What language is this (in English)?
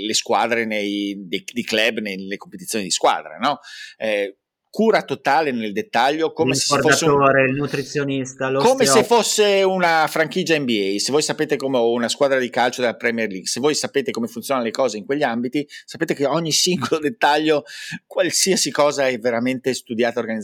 Italian